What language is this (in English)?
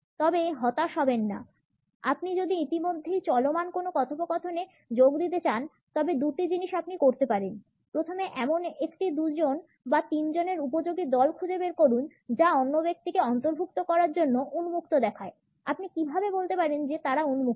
Bangla